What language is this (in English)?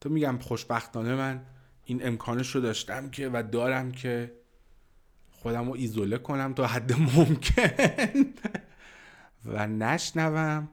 Persian